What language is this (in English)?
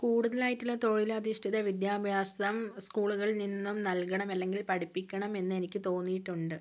Malayalam